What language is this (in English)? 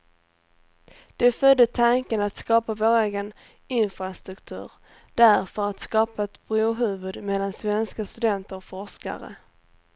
Swedish